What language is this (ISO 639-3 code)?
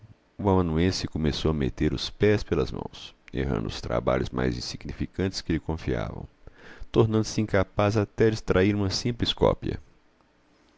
por